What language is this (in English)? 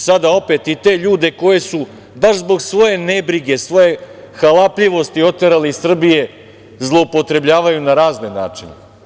Serbian